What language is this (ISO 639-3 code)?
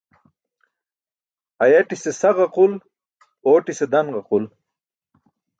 bsk